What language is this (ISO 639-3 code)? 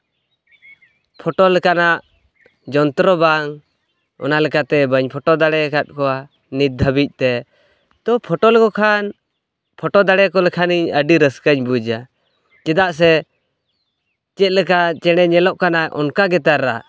sat